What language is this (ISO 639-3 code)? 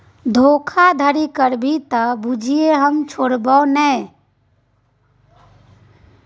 mai